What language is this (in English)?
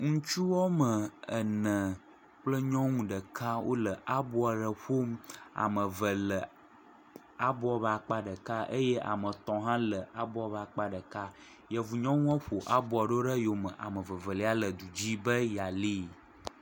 Ewe